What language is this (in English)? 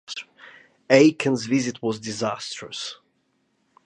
English